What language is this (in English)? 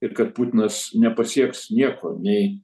Lithuanian